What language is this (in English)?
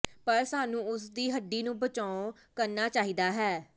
Punjabi